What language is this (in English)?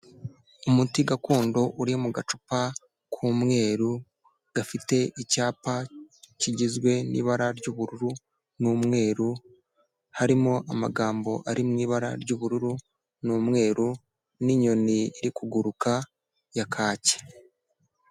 Kinyarwanda